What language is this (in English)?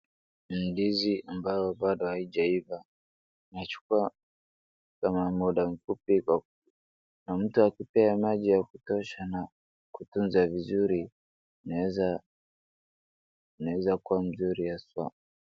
Swahili